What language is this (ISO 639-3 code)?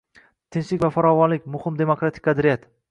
uzb